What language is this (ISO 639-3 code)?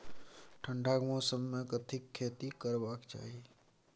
mai